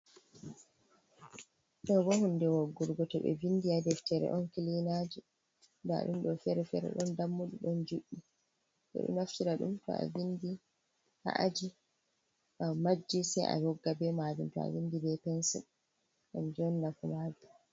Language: Fula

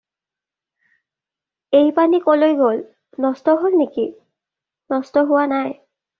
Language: Assamese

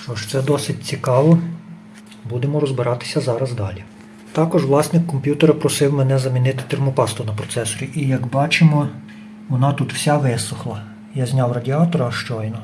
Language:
Ukrainian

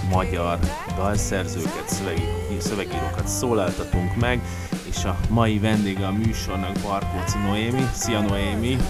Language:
Hungarian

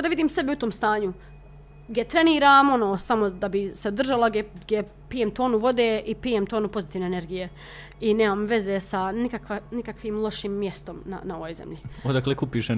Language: Croatian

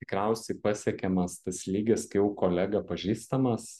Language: Lithuanian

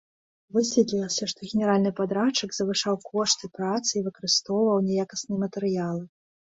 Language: Belarusian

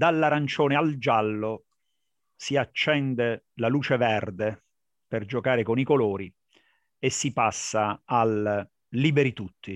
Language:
Italian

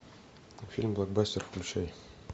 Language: Russian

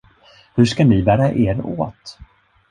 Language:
Swedish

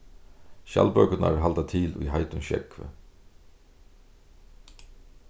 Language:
Faroese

